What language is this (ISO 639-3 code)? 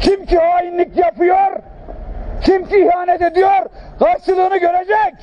tur